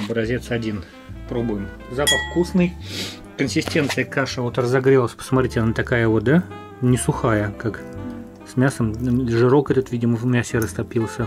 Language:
Russian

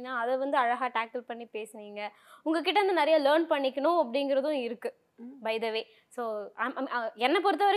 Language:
Tamil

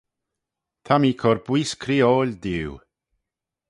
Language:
Manx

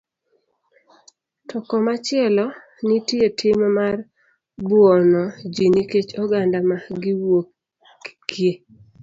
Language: Luo (Kenya and Tanzania)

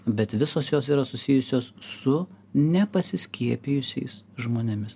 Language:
Lithuanian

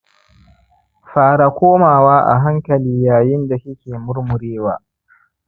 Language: Hausa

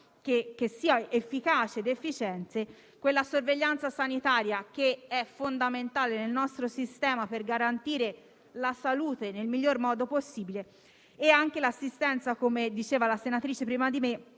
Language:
Italian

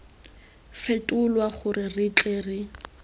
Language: Tswana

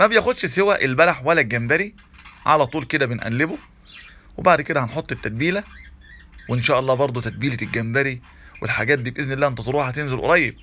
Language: Arabic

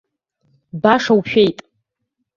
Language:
Abkhazian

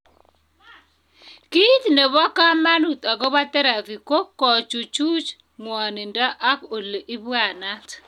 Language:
Kalenjin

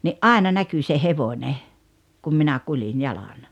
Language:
Finnish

